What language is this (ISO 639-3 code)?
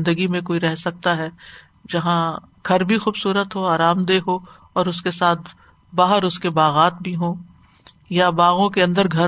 urd